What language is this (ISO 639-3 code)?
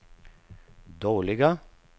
swe